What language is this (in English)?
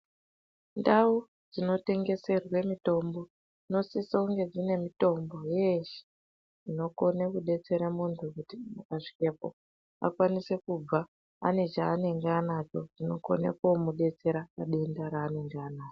Ndau